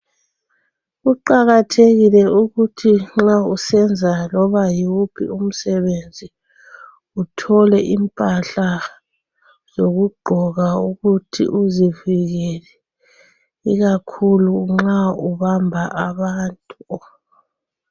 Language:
North Ndebele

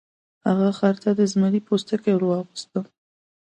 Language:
Pashto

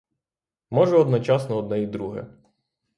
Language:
Ukrainian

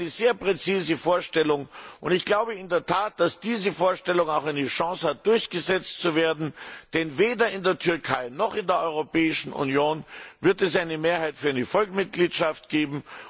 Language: German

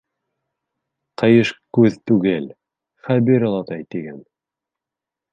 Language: Bashkir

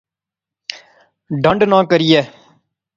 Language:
Pahari-Potwari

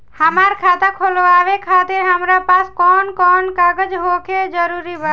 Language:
Bhojpuri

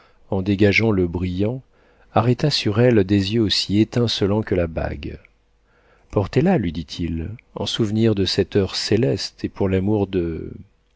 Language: French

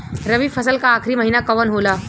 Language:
Bhojpuri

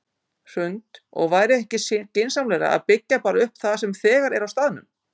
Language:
Icelandic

